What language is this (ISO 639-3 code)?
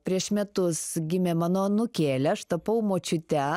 lit